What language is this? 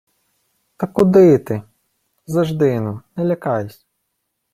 Ukrainian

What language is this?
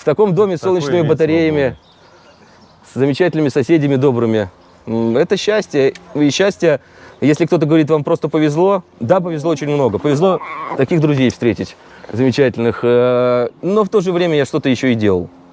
Russian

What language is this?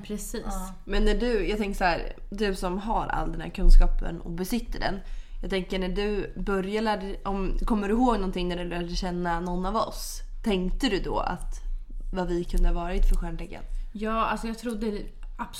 Swedish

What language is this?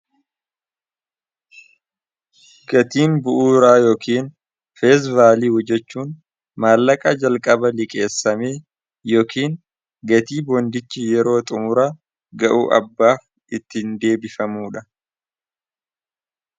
Oromo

